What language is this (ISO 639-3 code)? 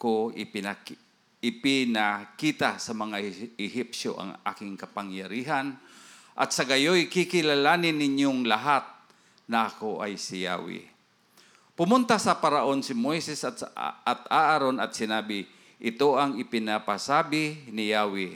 fil